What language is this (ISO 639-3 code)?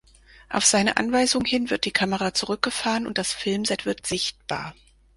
deu